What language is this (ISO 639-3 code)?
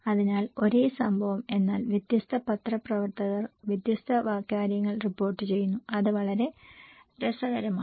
mal